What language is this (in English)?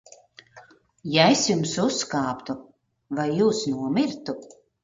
Latvian